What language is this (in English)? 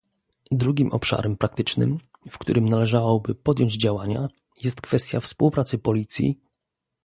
Polish